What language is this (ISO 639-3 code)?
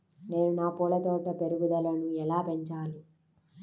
tel